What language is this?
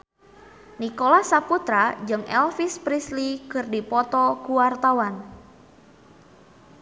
Sundanese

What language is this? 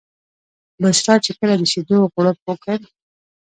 Pashto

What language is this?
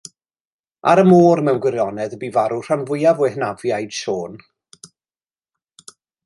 Welsh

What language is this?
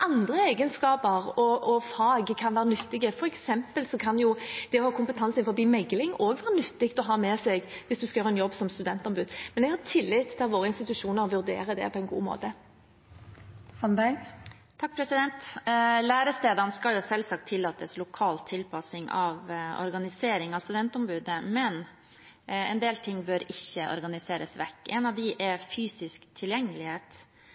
Norwegian Bokmål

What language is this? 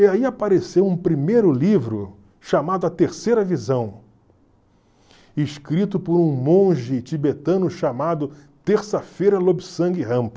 Portuguese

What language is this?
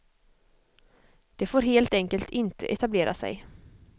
Swedish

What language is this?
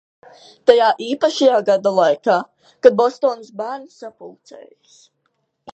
Latvian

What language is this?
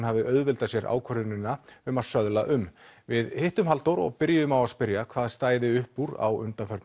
Icelandic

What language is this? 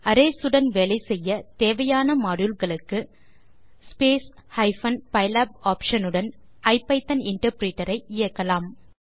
Tamil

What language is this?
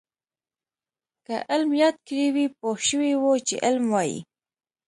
Pashto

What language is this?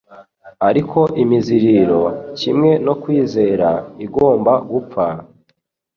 Kinyarwanda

